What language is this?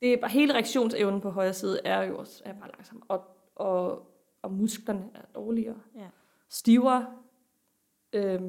Danish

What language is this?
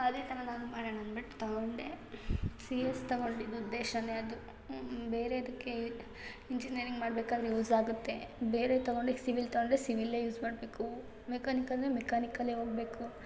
Kannada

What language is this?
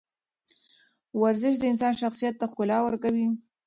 Pashto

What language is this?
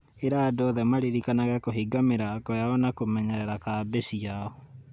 Kikuyu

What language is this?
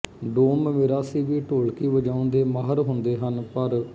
Punjabi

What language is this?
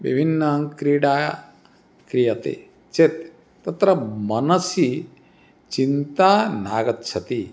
Sanskrit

